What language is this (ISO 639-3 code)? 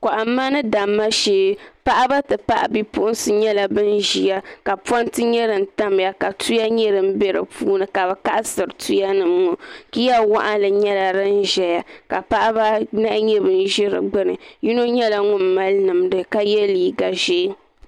dag